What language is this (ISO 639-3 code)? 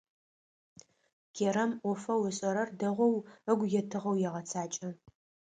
ady